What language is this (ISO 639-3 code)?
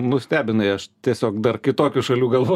lit